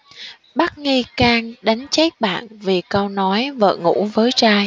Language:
Vietnamese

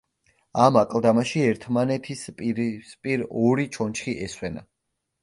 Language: Georgian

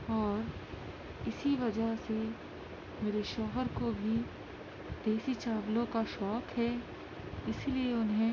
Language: Urdu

